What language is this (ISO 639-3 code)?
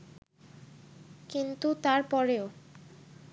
ben